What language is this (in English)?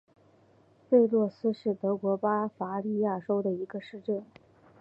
Chinese